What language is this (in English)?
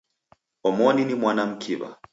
Taita